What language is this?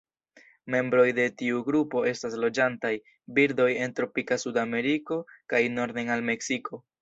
Esperanto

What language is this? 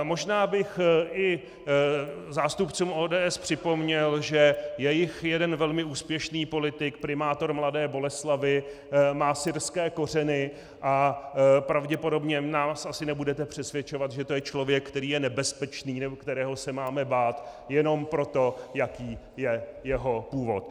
Czech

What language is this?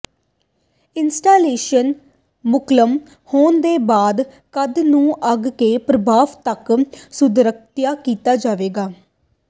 Punjabi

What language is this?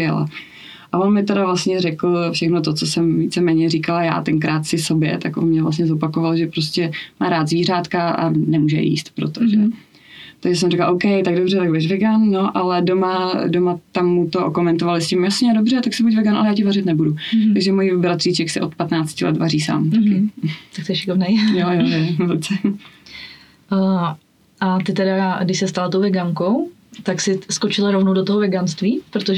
Czech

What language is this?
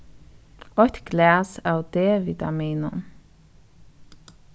Faroese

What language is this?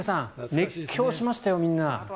Japanese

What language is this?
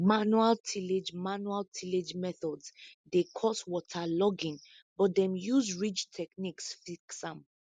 Nigerian Pidgin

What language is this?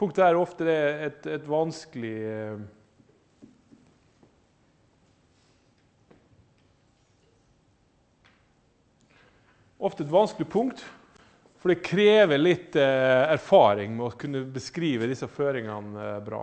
Norwegian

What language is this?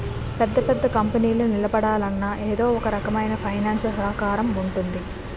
Telugu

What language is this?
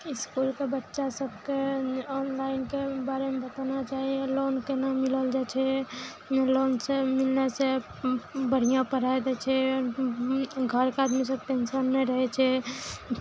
Maithili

